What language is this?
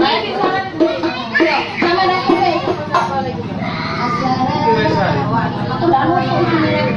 Indonesian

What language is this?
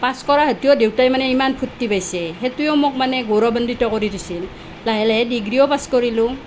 Assamese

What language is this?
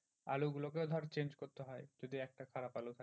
Bangla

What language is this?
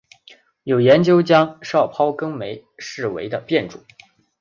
Chinese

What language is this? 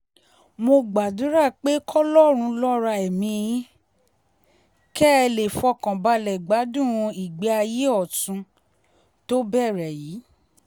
Yoruba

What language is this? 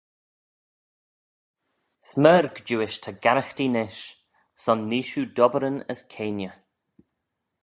Manx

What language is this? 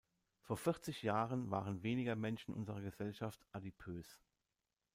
German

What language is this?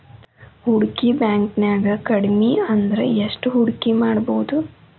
Kannada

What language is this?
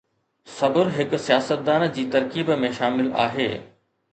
Sindhi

